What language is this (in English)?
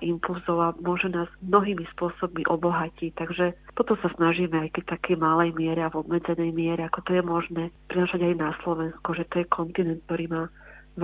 Slovak